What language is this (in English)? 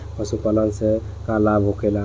Bhojpuri